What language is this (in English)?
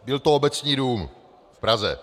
Czech